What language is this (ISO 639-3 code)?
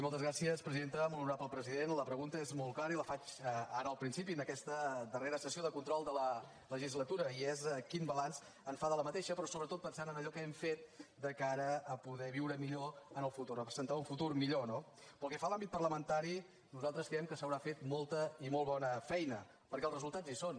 cat